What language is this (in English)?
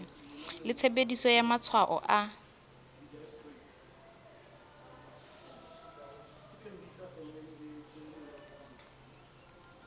Southern Sotho